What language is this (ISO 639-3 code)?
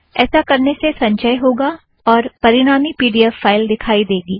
hin